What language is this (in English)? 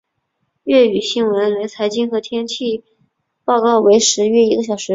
Chinese